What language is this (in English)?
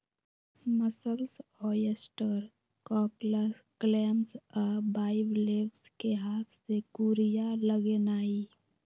Magahi